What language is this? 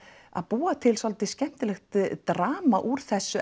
Icelandic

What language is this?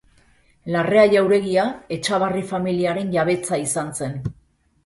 Basque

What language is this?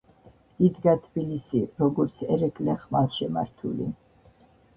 Georgian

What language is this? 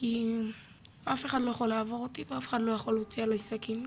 Hebrew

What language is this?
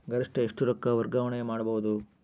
Kannada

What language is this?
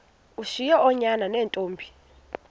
Xhosa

